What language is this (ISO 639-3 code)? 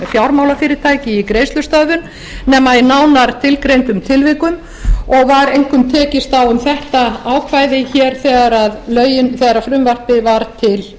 isl